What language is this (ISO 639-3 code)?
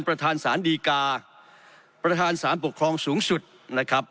tha